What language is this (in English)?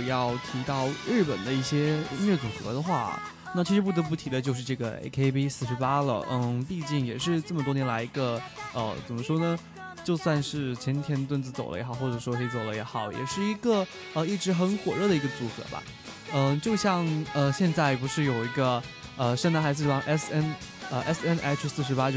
Chinese